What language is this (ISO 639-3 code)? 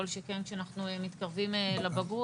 heb